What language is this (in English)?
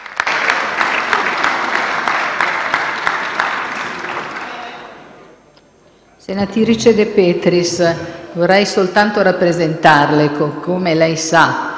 Italian